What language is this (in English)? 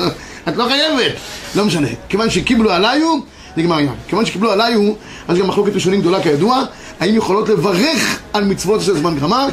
Hebrew